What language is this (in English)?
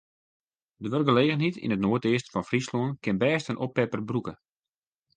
Western Frisian